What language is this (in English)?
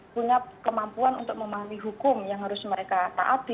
Indonesian